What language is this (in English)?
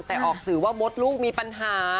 Thai